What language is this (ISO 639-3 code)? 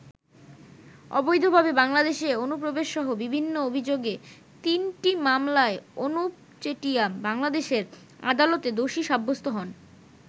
ben